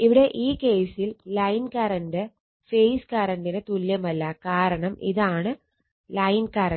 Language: Malayalam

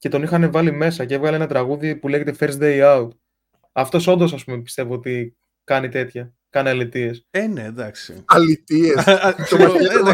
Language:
Greek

